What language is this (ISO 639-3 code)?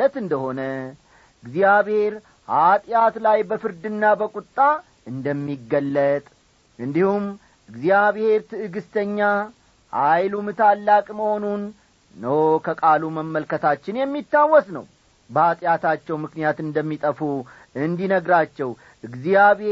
amh